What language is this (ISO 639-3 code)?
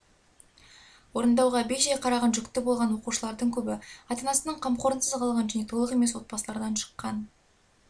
kaz